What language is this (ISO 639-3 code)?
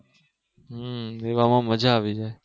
guj